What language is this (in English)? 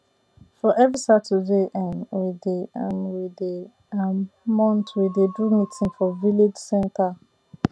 Nigerian Pidgin